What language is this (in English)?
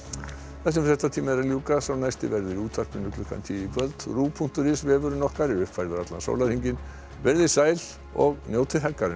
Icelandic